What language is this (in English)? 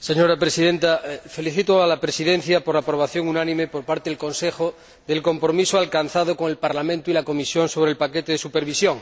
Spanish